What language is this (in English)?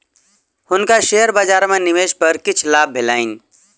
Maithili